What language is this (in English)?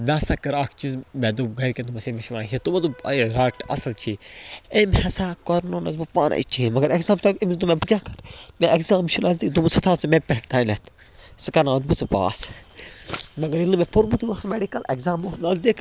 Kashmiri